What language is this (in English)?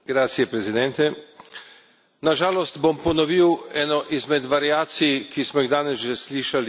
Slovenian